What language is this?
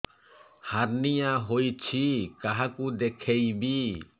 Odia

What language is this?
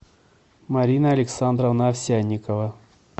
Russian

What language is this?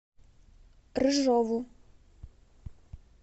Russian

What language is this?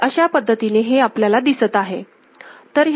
Marathi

